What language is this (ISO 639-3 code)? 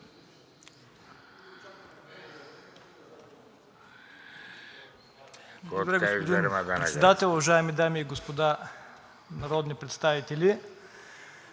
bul